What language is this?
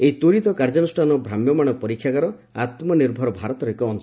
Odia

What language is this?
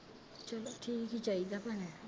Punjabi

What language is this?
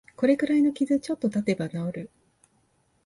Japanese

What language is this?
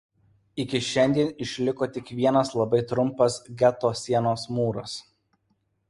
Lithuanian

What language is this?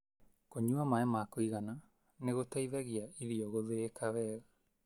Kikuyu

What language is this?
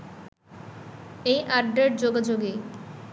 Bangla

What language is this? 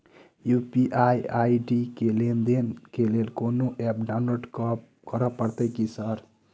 Maithili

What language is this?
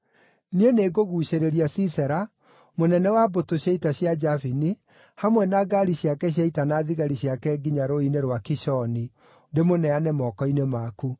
Kikuyu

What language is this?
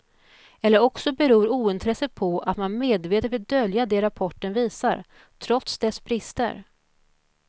Swedish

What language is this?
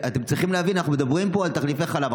Hebrew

